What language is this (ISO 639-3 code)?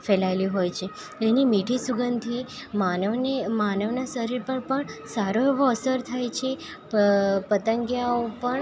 guj